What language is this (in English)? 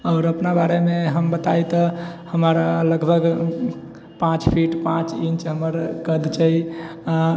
Maithili